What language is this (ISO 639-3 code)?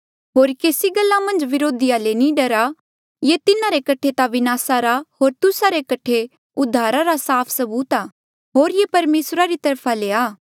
mjl